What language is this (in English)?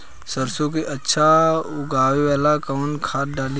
Bhojpuri